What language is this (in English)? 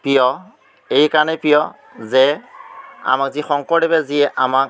Assamese